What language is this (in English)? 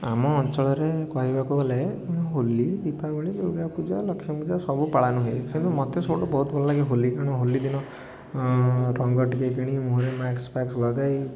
Odia